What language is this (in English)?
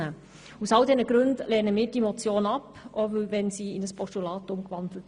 Swiss German